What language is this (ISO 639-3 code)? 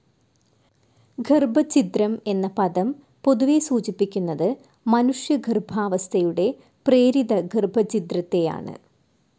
mal